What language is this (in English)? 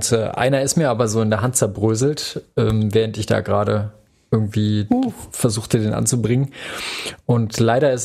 German